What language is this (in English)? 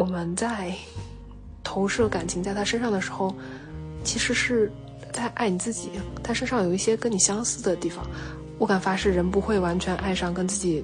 Chinese